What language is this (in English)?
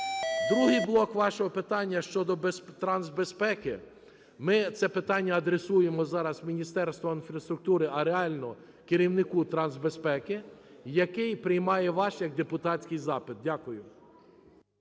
Ukrainian